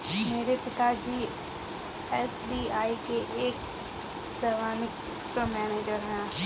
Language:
Hindi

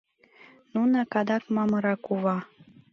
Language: Mari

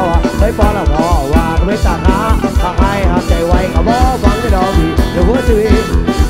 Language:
Thai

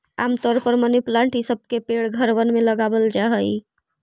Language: Magahi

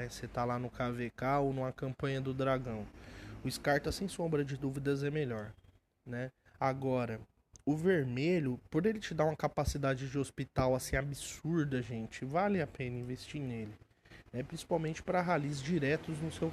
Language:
Portuguese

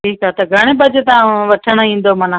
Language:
Sindhi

